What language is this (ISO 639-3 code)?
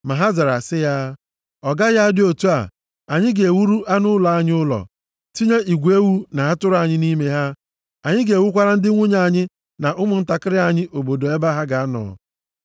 ibo